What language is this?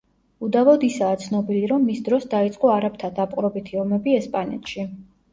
Georgian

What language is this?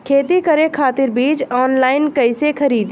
Bhojpuri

